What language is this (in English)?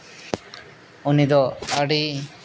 Santali